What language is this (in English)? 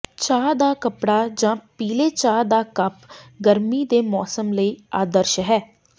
Punjabi